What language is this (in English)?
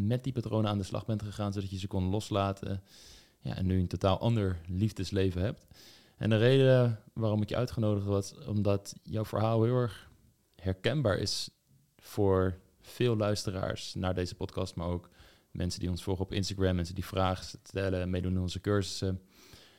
Dutch